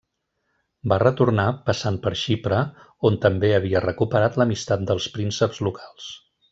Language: Catalan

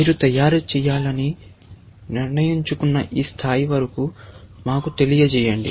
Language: Telugu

